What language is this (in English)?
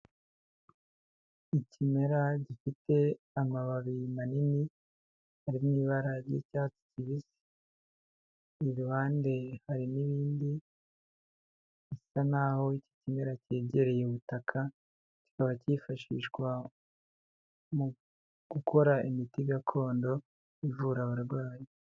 Kinyarwanda